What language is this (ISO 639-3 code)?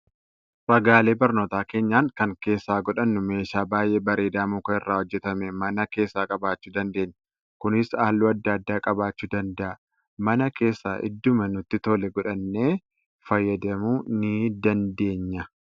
orm